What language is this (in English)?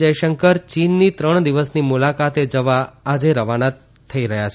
Gujarati